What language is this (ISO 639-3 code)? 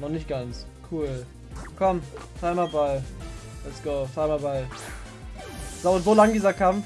deu